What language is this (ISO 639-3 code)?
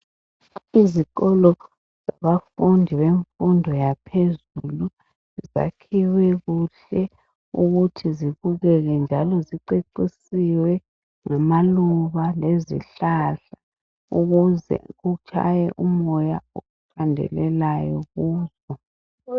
nde